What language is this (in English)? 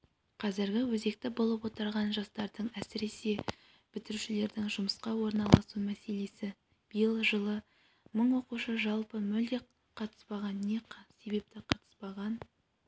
Kazakh